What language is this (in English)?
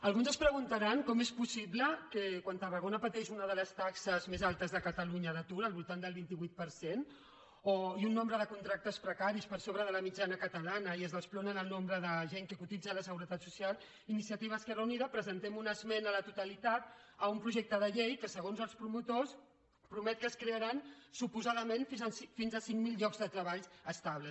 Catalan